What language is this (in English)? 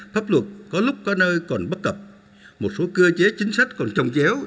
Vietnamese